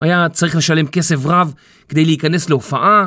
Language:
Hebrew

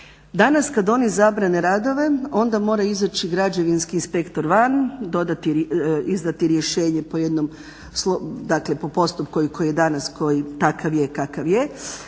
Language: Croatian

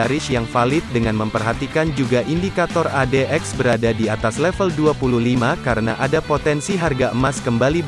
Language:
Indonesian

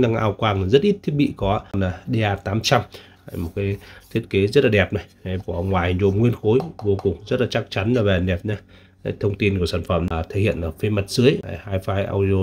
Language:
Vietnamese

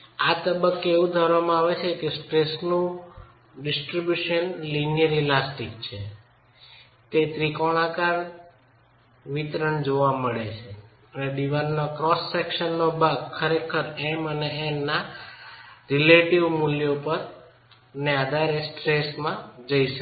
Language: Gujarati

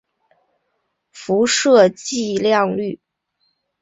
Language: Chinese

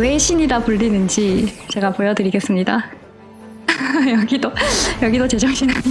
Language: Korean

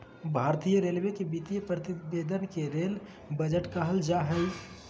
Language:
Magahi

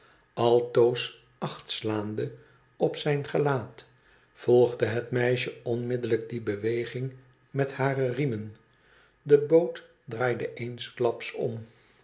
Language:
Dutch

